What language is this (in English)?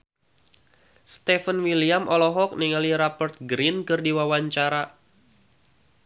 Sundanese